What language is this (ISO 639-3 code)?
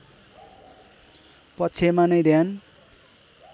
nep